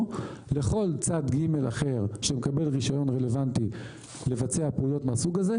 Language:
Hebrew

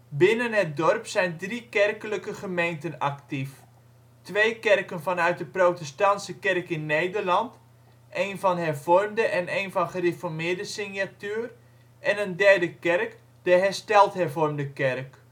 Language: Dutch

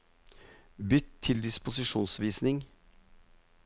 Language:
Norwegian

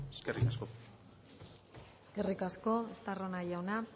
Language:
Basque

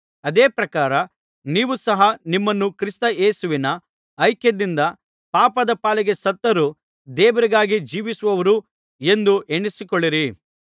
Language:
Kannada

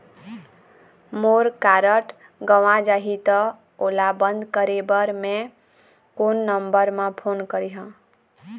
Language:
Chhattisgarhi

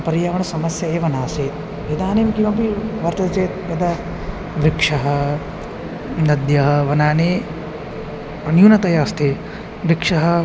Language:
Sanskrit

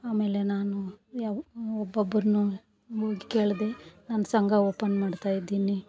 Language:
Kannada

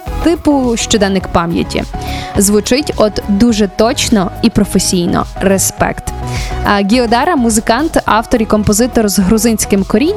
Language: Ukrainian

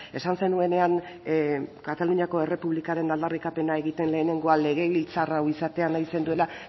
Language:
Basque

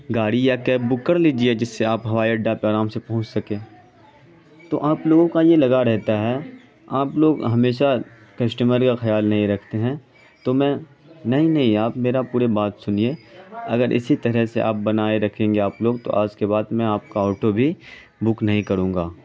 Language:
Urdu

